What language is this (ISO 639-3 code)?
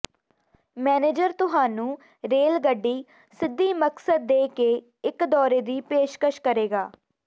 pan